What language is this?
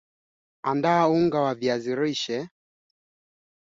Swahili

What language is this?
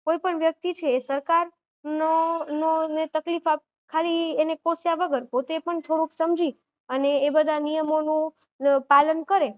Gujarati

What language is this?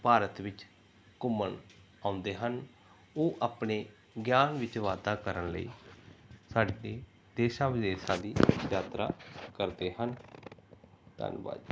Punjabi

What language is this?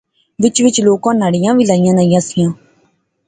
Pahari-Potwari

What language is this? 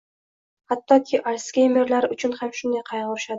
Uzbek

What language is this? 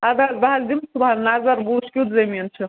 Kashmiri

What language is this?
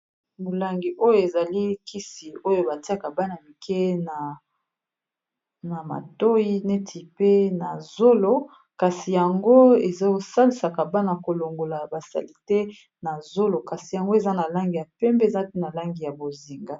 Lingala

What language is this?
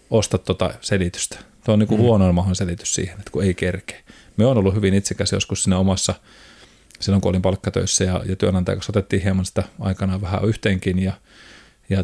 Finnish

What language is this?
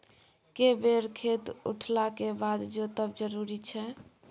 Maithili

